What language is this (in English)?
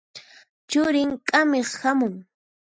Puno Quechua